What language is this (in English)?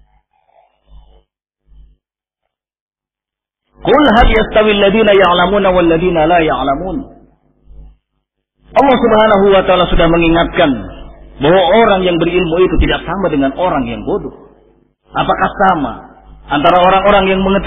Indonesian